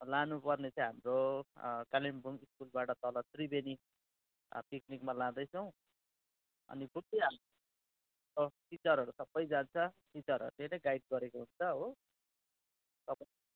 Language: Nepali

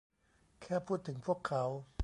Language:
Thai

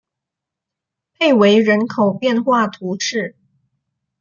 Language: Chinese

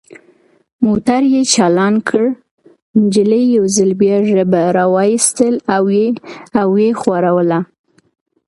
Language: Pashto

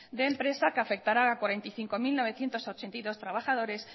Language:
Spanish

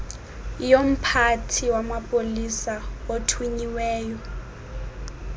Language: Xhosa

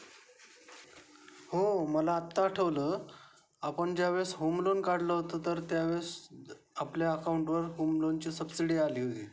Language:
Marathi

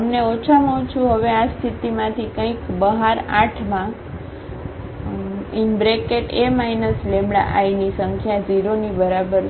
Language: Gujarati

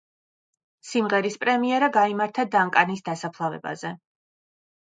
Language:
Georgian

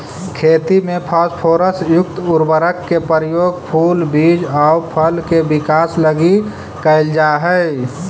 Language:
Magahi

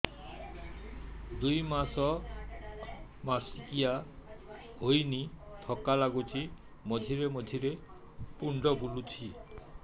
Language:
Odia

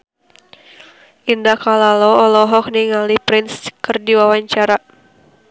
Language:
Sundanese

